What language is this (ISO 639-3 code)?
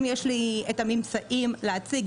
heb